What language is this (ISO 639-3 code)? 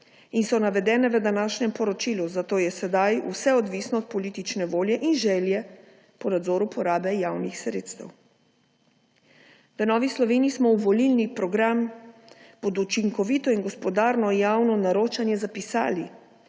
slv